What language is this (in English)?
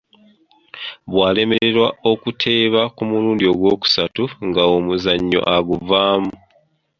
Ganda